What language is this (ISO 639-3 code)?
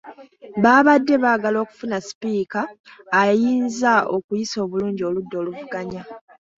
lug